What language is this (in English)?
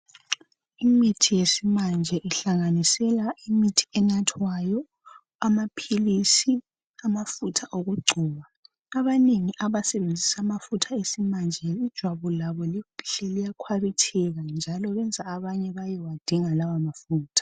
North Ndebele